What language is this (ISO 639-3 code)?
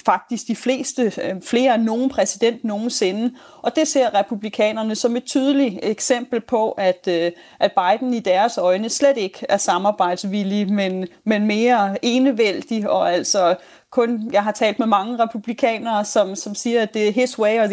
dan